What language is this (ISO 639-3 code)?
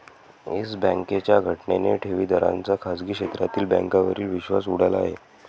mar